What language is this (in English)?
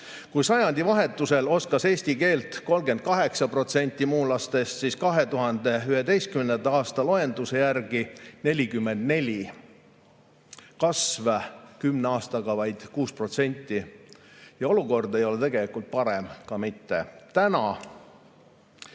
Estonian